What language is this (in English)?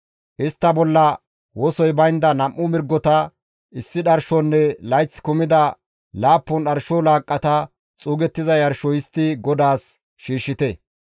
Gamo